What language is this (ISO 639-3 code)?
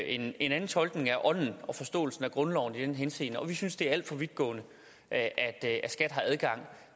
dan